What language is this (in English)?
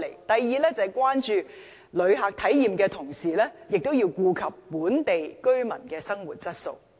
Cantonese